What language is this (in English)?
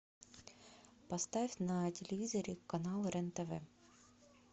Russian